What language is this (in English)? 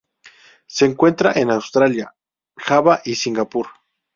Spanish